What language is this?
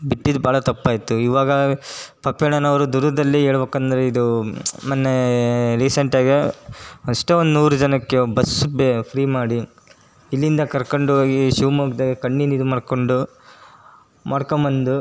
Kannada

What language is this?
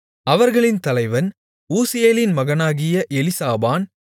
Tamil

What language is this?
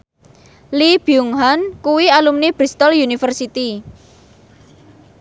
Javanese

